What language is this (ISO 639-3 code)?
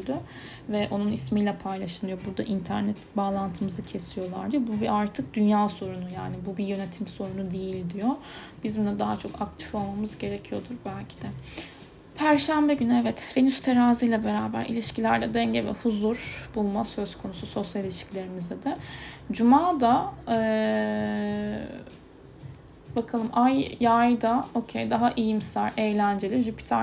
tur